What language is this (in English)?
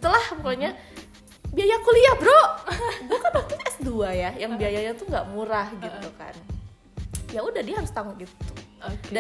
Indonesian